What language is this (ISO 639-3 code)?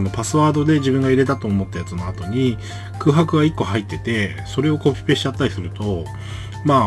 jpn